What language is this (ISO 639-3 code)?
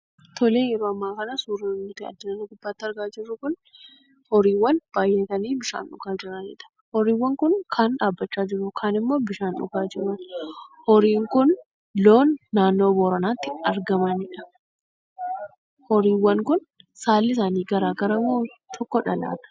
orm